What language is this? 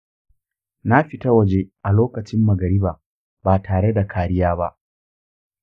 Hausa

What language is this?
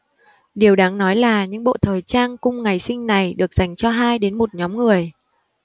Vietnamese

